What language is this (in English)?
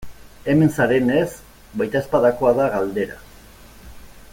Basque